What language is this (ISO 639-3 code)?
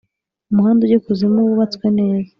kin